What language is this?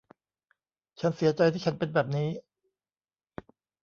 Thai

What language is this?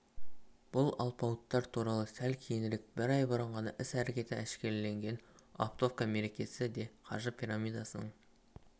Kazakh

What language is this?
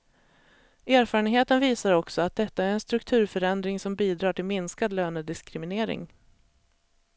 Swedish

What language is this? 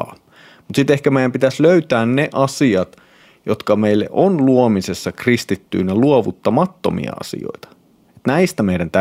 Finnish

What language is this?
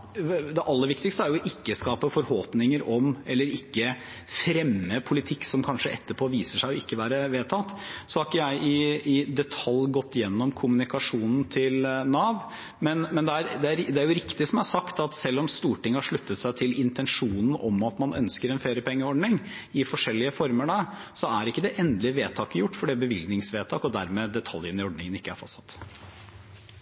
Norwegian Bokmål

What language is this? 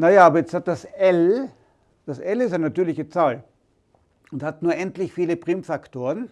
German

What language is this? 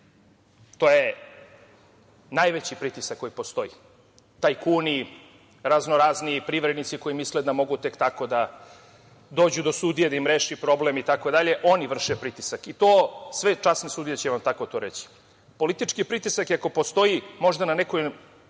Serbian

